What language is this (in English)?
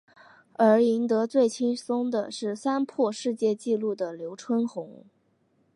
Chinese